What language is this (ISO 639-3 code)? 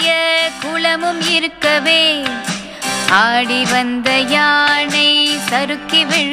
tam